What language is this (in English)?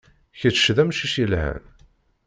Kabyle